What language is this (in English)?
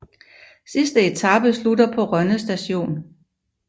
Danish